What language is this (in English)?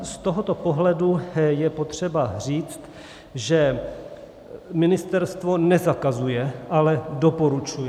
Czech